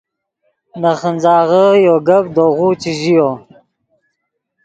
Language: Yidgha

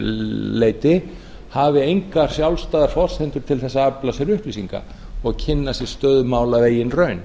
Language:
Icelandic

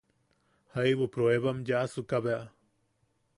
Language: Yaqui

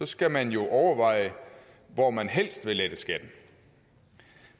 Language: Danish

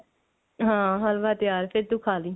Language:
Punjabi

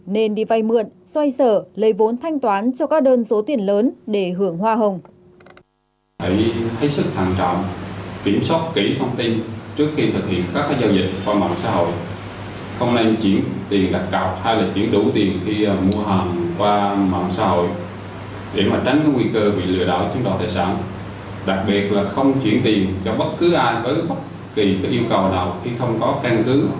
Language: Vietnamese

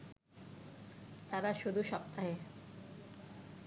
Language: Bangla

